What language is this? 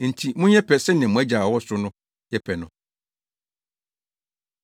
Akan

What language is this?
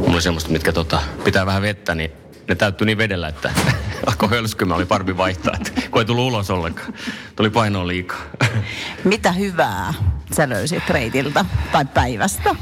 Finnish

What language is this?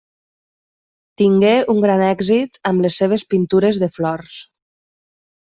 Catalan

